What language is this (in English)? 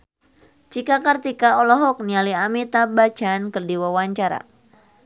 Sundanese